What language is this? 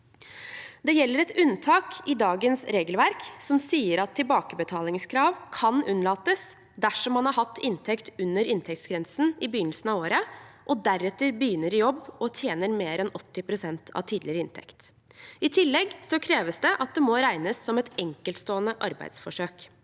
Norwegian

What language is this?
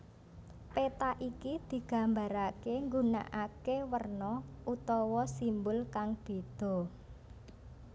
Javanese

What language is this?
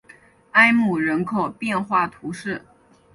Chinese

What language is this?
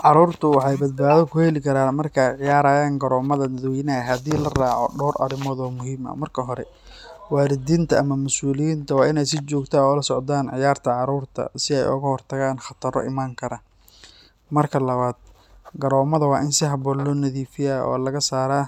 Somali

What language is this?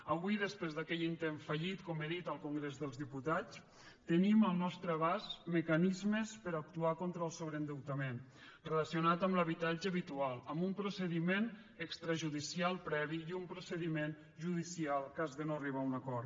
Catalan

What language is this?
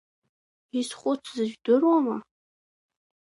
Abkhazian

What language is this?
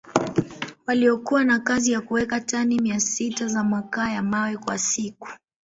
Swahili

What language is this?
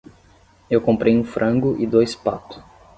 Portuguese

